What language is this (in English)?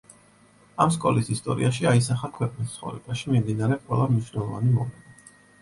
Georgian